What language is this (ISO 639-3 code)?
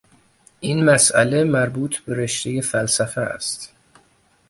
fas